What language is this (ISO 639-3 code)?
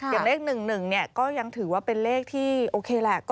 tha